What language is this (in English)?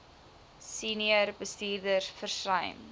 Afrikaans